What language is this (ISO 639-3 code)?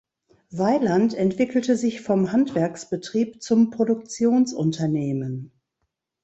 deu